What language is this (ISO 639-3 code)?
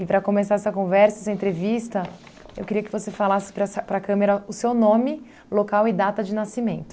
por